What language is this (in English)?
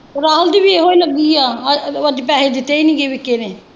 Punjabi